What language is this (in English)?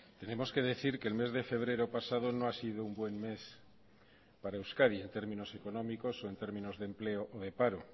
Spanish